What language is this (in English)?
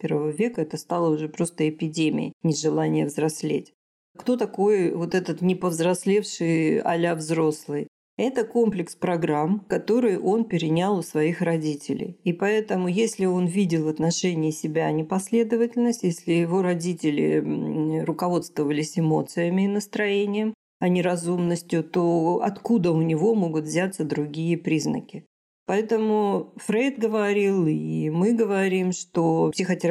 Russian